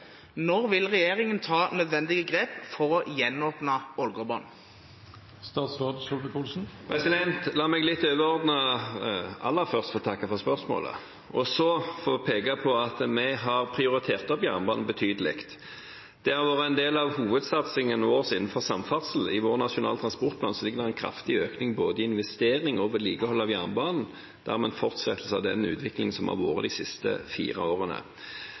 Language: Norwegian Bokmål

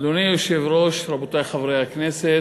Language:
Hebrew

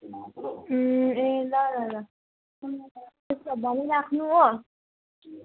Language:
Nepali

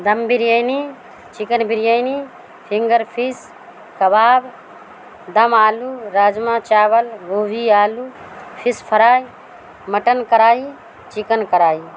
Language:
Urdu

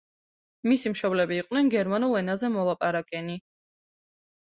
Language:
Georgian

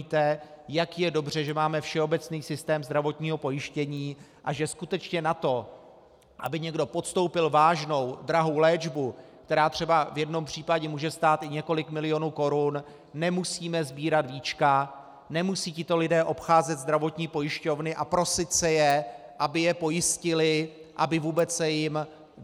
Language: Czech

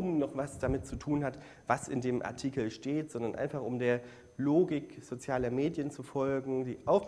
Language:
German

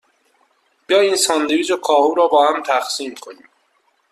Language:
Persian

